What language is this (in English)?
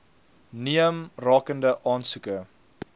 Afrikaans